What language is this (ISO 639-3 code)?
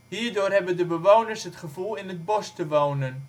nld